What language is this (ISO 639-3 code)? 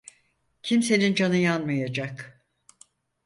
tur